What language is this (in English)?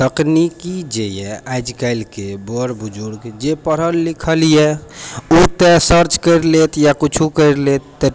Maithili